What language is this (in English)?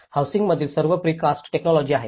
Marathi